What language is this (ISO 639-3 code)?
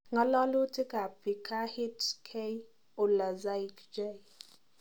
kln